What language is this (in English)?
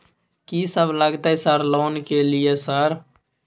Maithili